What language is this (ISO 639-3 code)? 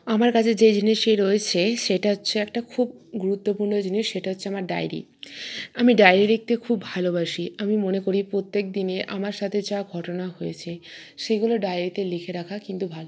ben